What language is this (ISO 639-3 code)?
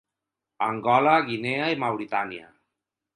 cat